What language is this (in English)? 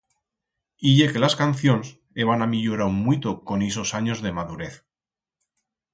Aragonese